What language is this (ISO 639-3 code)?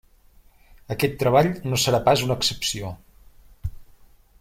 cat